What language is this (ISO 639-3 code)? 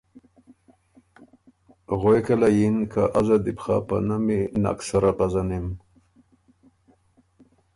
oru